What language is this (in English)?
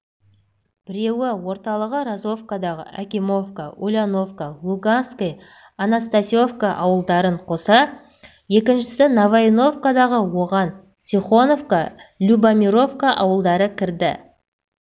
Kazakh